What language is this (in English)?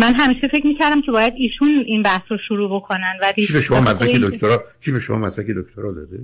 Persian